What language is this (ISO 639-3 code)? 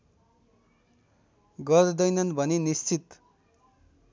nep